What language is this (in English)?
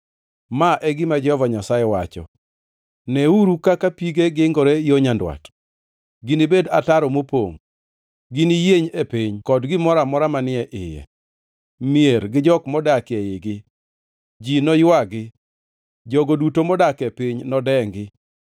Luo (Kenya and Tanzania)